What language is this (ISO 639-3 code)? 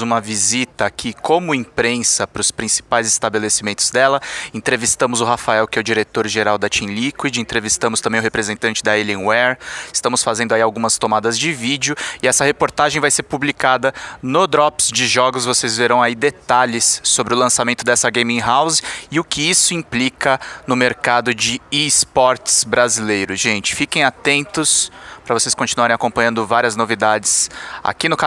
por